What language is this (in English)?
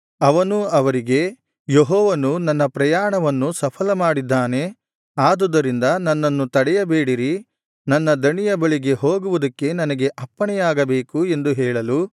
Kannada